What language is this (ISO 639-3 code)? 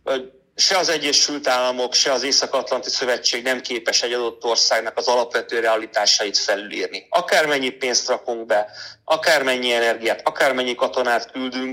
hun